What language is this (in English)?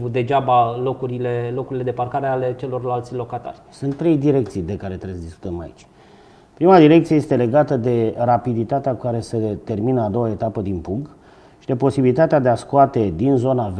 Romanian